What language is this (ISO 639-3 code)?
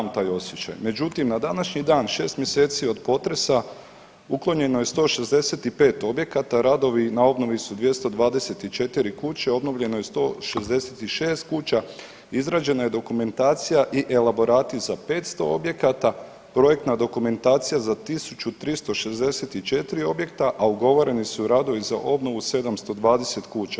hrv